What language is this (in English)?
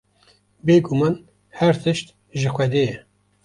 Kurdish